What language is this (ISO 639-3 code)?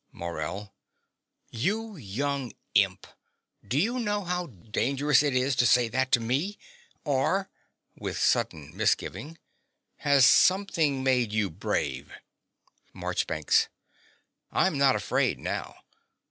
eng